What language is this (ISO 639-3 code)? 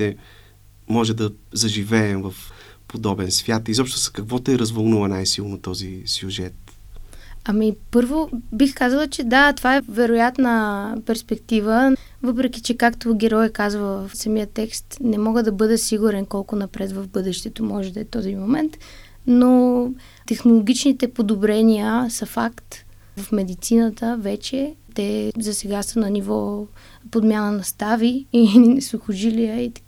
bul